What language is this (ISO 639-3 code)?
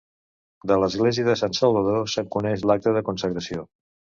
cat